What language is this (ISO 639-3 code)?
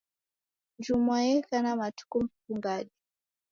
dav